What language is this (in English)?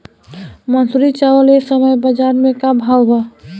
Bhojpuri